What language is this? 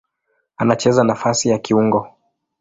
Swahili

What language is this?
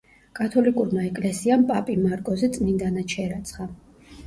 Georgian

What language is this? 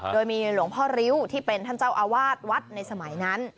Thai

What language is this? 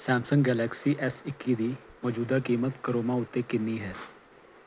Punjabi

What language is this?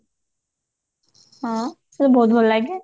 Odia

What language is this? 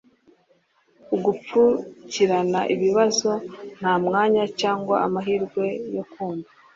Kinyarwanda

